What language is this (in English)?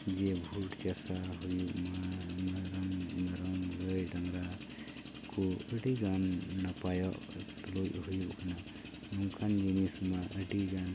Santali